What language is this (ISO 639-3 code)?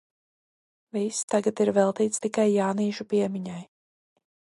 lav